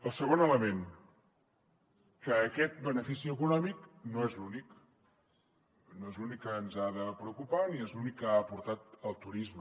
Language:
Catalan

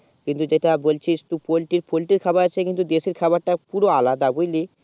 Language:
Bangla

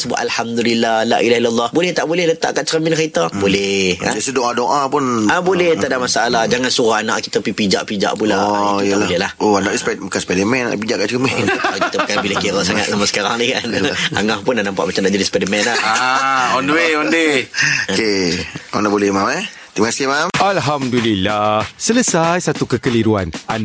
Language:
Malay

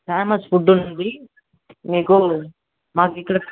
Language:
Telugu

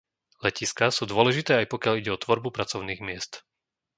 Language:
Slovak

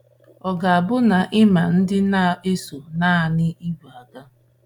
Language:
Igbo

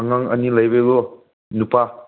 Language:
Manipuri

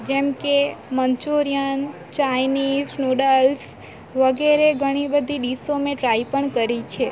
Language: Gujarati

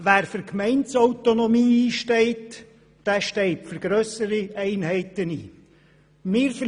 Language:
Swiss German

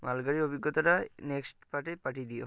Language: Bangla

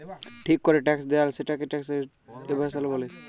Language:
Bangla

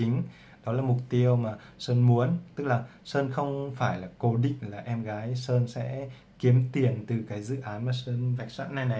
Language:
Vietnamese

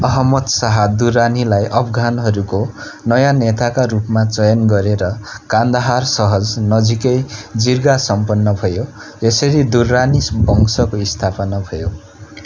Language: Nepali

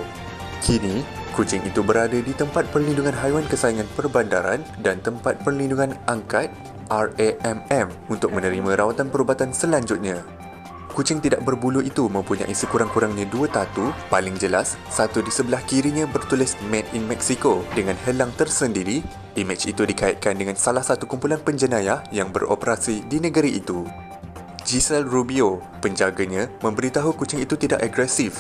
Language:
Malay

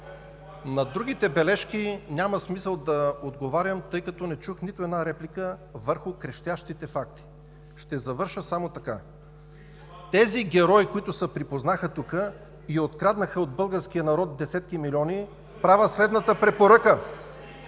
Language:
Bulgarian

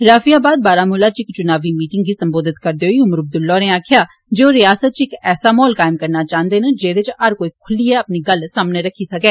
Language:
Dogri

